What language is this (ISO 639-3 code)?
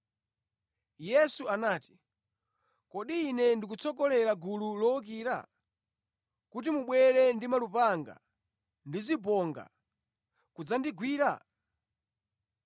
nya